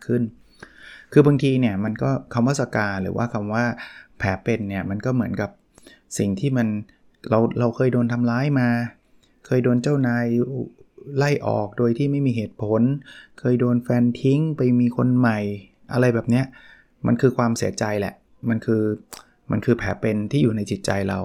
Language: Thai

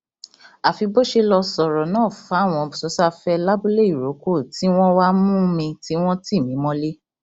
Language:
Yoruba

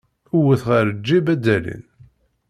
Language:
Kabyle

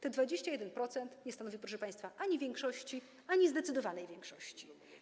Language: Polish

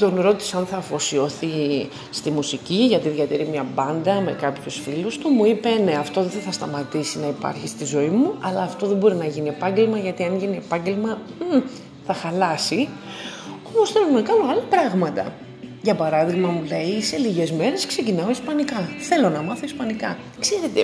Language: Greek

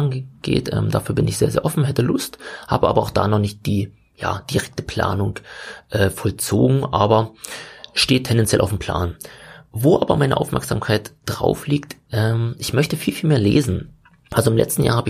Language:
German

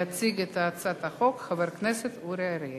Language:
Hebrew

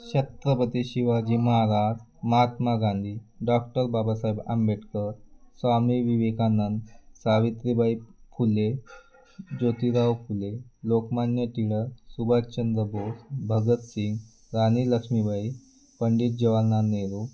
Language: Marathi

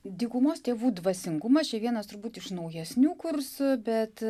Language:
Lithuanian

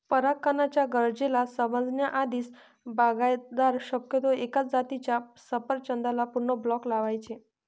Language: Marathi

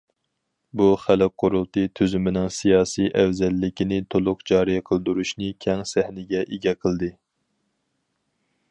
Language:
Uyghur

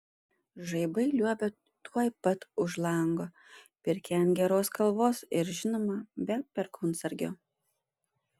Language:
Lithuanian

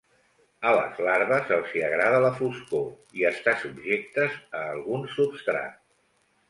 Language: Catalan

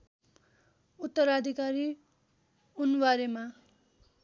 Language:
Nepali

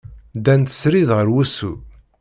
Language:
Kabyle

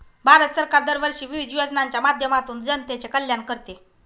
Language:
Marathi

